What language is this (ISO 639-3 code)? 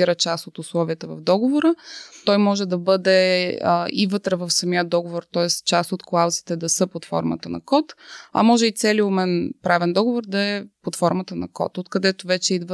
bul